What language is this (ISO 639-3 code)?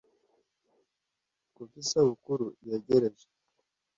kin